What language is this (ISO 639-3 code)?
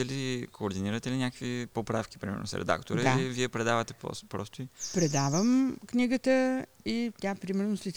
bul